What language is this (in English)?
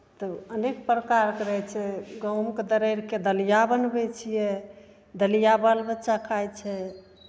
Maithili